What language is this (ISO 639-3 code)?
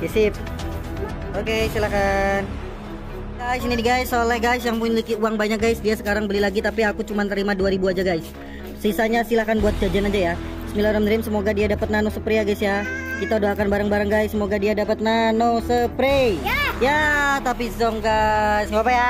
ind